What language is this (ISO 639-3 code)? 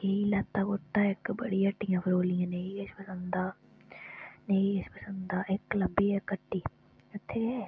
doi